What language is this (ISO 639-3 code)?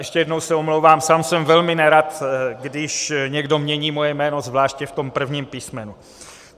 ces